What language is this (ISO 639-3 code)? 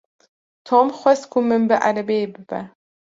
kur